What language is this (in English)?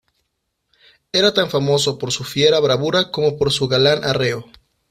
Spanish